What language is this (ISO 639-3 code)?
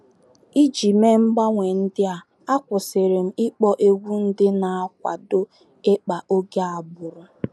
ibo